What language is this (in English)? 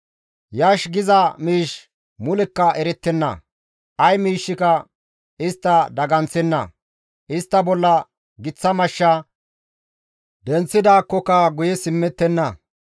Gamo